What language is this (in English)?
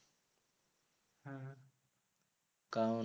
Bangla